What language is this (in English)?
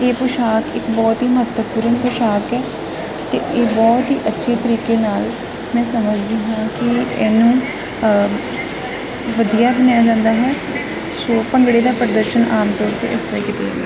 Punjabi